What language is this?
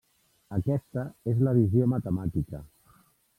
Catalan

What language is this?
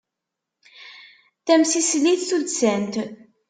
Kabyle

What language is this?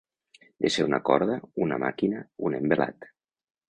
Catalan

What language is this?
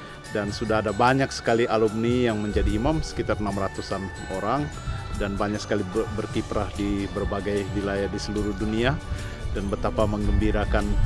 Indonesian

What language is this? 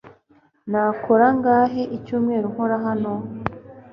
Kinyarwanda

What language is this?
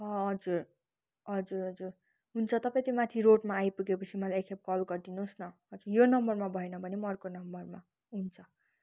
Nepali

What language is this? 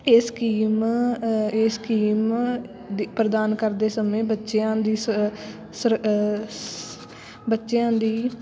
Punjabi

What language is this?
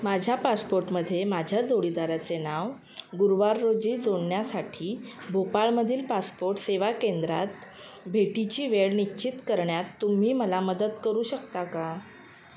Marathi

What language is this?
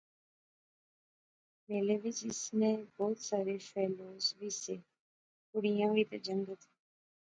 Pahari-Potwari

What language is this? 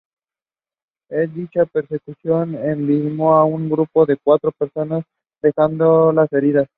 Spanish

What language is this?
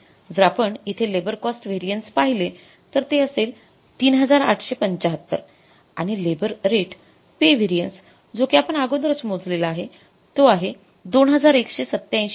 Marathi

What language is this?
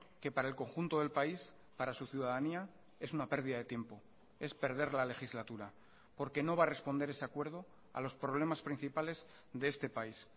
Spanish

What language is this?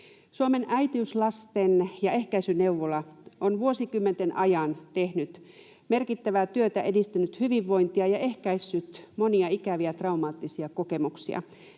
Finnish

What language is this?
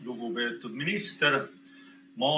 Estonian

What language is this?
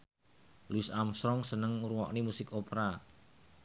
Javanese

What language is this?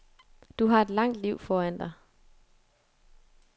Danish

